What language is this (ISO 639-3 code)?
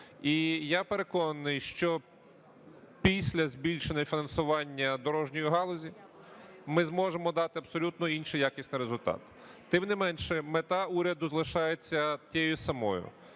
ukr